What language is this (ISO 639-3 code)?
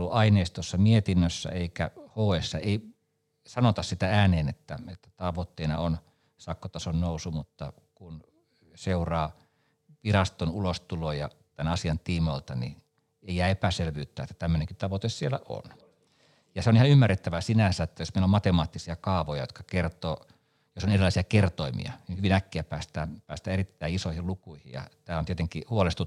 fin